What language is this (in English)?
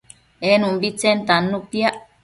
Matsés